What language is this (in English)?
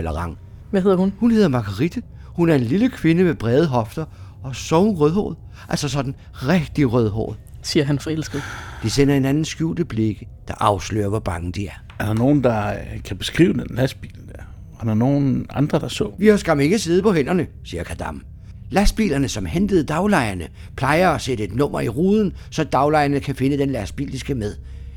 Danish